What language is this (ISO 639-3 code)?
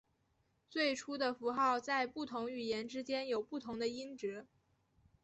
zho